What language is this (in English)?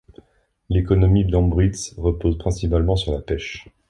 French